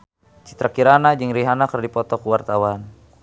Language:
Sundanese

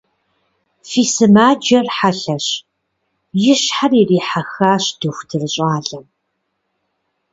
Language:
Kabardian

